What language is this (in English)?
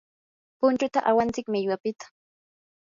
Yanahuanca Pasco Quechua